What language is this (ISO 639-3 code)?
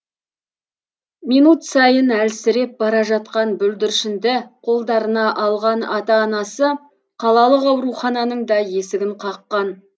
kaz